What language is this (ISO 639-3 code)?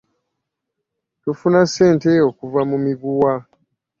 lug